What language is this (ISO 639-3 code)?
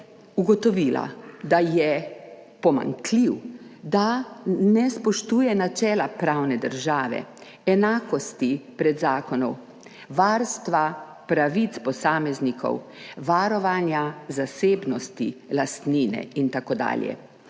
slv